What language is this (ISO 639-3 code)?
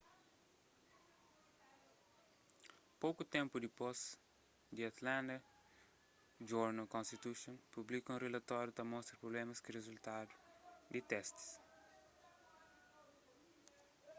kea